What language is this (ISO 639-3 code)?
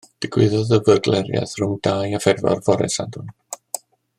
cym